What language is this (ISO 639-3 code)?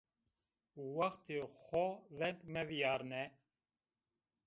zza